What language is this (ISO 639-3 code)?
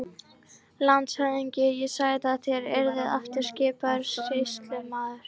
isl